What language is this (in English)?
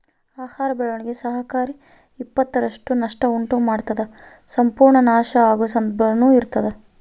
Kannada